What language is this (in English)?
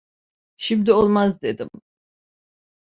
Turkish